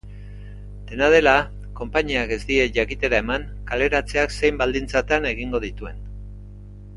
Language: Basque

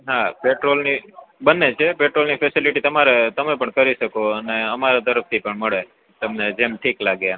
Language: Gujarati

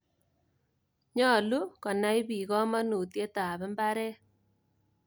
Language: Kalenjin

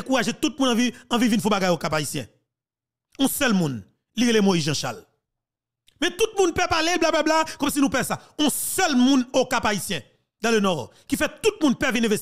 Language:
French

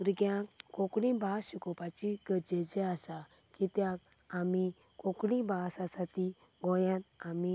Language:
Konkani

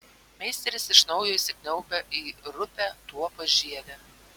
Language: Lithuanian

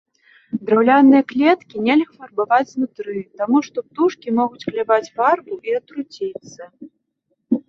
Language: Belarusian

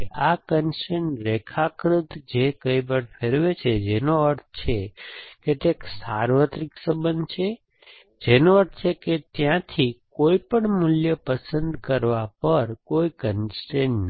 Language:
Gujarati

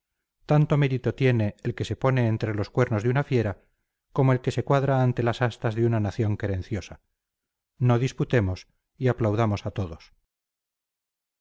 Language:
Spanish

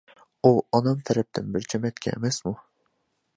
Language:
Uyghur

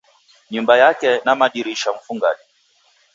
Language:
Taita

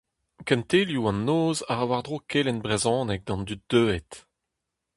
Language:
Breton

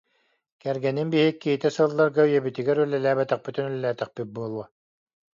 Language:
Yakut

